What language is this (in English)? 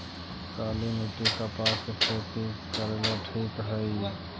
Magahi